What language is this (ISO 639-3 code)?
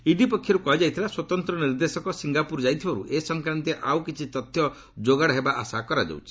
ori